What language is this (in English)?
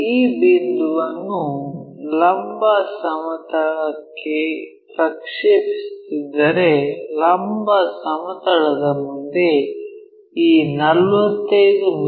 Kannada